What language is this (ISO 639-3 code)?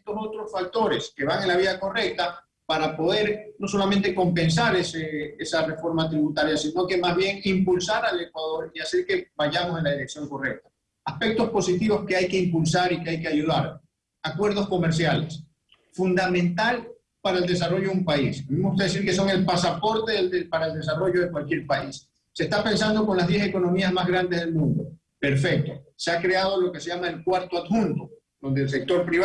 spa